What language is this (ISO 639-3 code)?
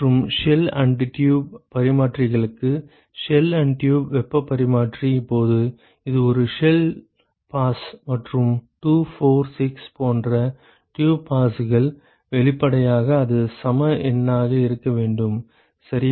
tam